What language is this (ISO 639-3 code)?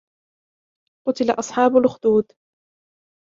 ara